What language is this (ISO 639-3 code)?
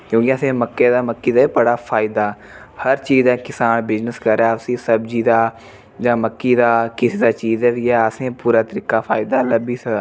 doi